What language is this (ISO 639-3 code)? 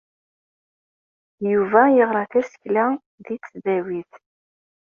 kab